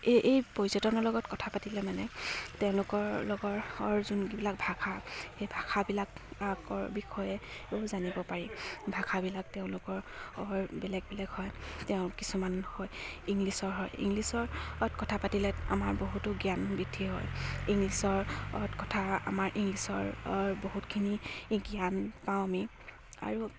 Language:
Assamese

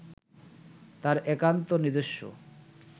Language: Bangla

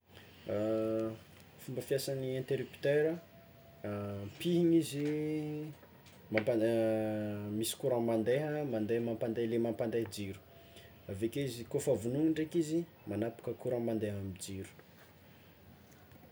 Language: Tsimihety Malagasy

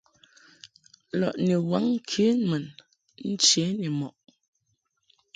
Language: Mungaka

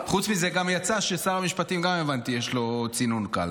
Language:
Hebrew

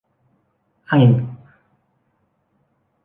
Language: Thai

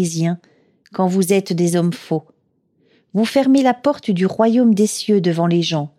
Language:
French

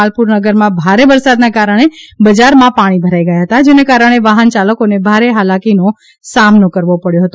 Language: Gujarati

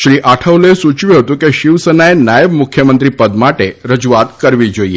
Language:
Gujarati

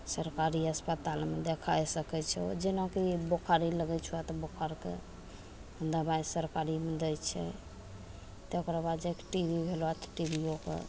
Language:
Maithili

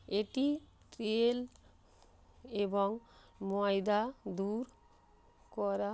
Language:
Bangla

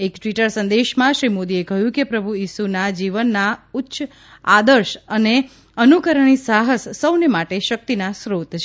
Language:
Gujarati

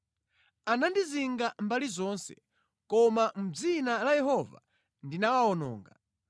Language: Nyanja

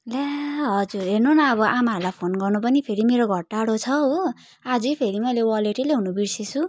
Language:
Nepali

